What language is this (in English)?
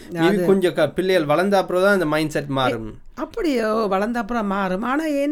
Tamil